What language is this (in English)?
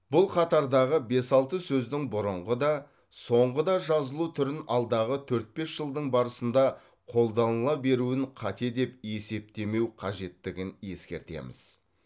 Kazakh